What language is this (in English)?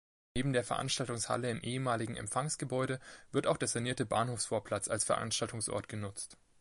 German